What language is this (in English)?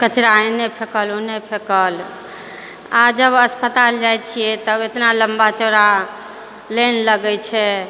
Maithili